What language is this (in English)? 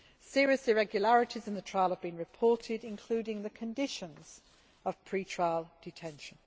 English